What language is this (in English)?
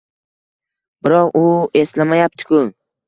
Uzbek